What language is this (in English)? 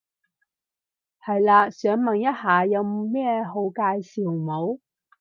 Cantonese